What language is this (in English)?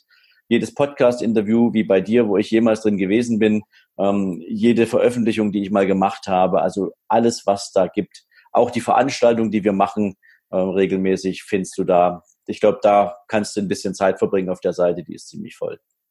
German